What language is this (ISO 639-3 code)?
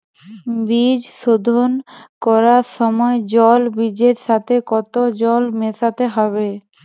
ben